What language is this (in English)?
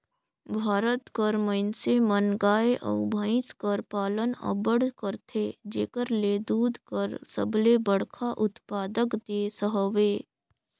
Chhattisgarhi